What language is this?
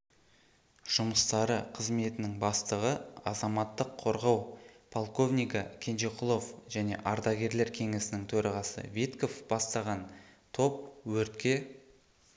Kazakh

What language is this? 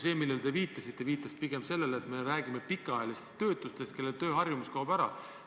Estonian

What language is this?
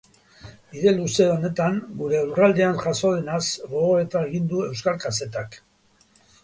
Basque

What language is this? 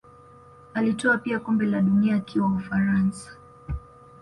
Swahili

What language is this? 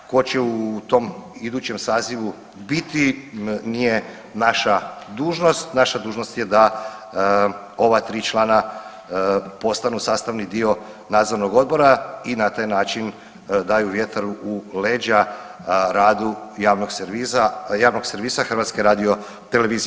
Croatian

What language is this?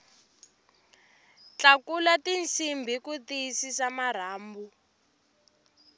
Tsonga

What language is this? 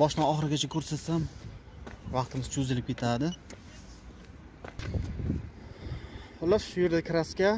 Turkish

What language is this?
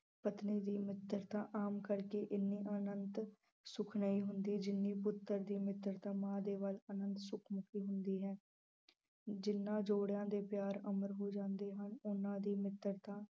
Punjabi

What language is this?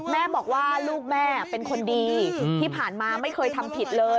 Thai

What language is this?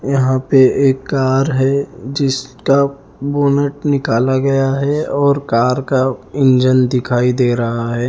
Hindi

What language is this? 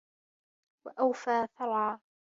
Arabic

